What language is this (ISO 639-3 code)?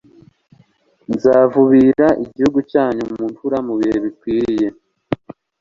kin